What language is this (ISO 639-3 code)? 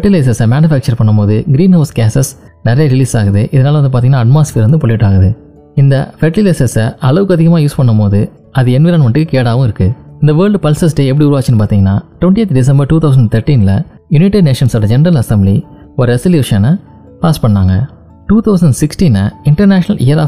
tam